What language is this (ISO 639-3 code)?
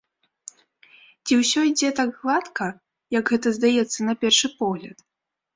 bel